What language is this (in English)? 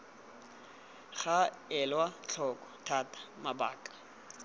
Tswana